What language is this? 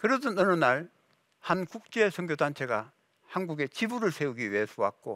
Korean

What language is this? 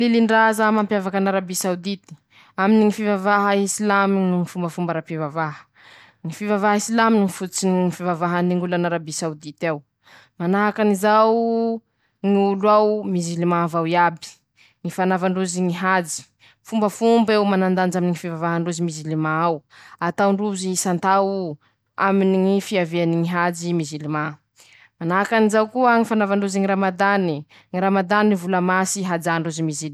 Masikoro Malagasy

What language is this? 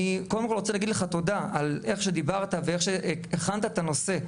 Hebrew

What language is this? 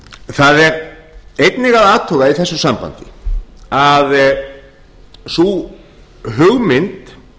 Icelandic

